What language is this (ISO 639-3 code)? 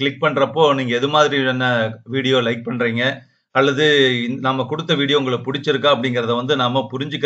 tam